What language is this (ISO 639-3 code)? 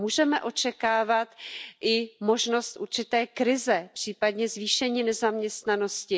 ces